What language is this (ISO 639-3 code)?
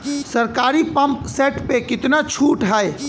bho